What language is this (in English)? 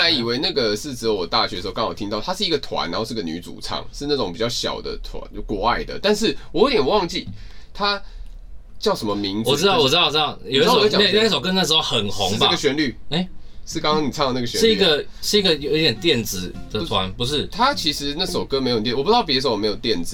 Chinese